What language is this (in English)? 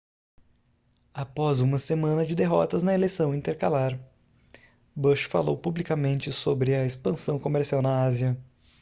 Portuguese